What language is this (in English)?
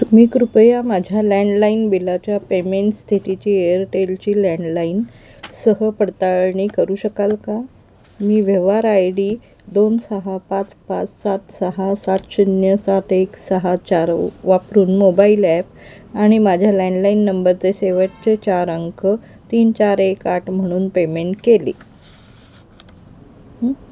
Marathi